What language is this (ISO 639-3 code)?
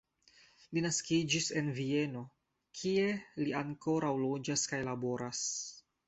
epo